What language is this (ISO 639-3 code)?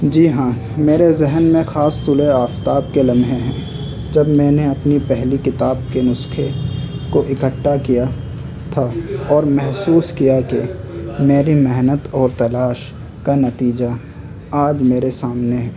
urd